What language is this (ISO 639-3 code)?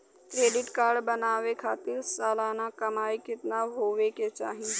bho